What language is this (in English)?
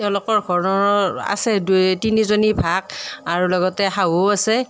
Assamese